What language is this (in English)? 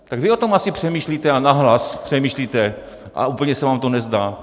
Czech